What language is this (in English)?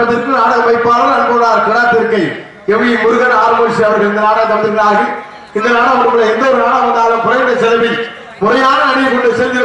Arabic